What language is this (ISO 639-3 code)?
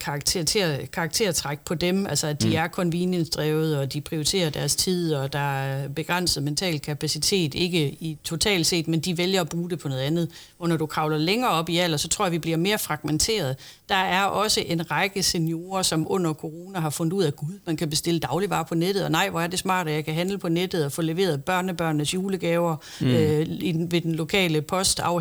dan